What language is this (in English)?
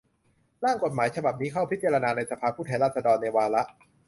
Thai